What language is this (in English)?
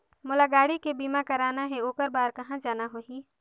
Chhattisgarhi